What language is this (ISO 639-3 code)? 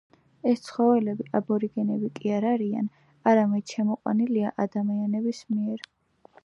kat